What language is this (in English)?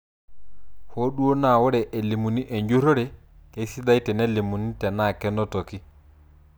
Masai